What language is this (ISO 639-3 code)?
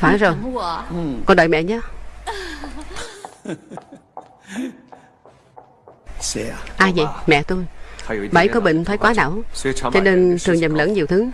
vie